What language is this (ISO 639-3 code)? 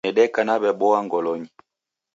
dav